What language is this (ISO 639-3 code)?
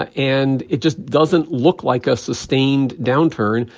eng